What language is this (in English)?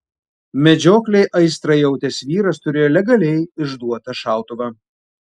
Lithuanian